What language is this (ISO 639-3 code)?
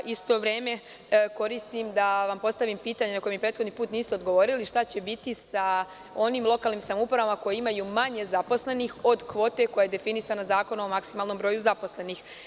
srp